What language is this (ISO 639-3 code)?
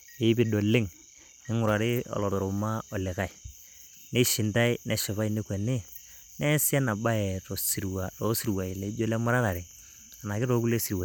mas